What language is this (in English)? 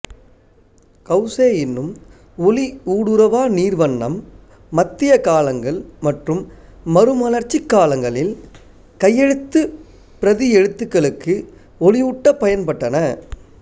Tamil